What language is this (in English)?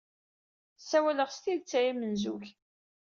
Kabyle